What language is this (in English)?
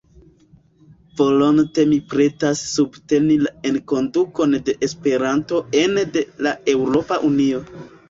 Esperanto